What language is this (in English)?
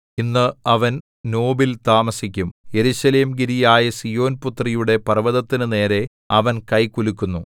Malayalam